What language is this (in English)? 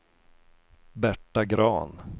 Swedish